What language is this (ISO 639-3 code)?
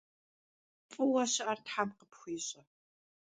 kbd